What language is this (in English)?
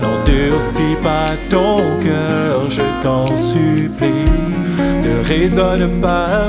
French